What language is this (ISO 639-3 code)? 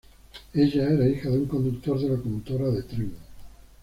spa